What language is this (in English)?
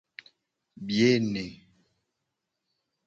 Gen